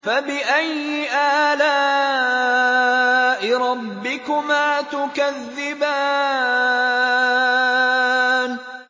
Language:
Arabic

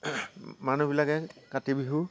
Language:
Assamese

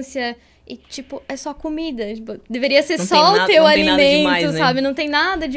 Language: Portuguese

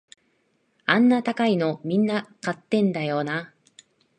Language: Japanese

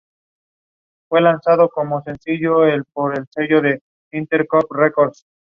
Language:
Spanish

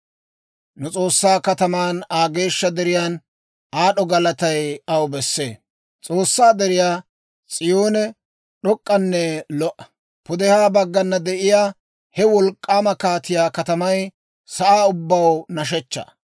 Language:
Dawro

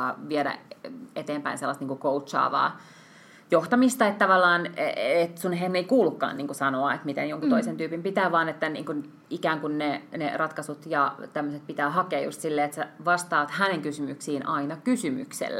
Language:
Finnish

